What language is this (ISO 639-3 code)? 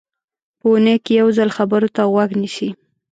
pus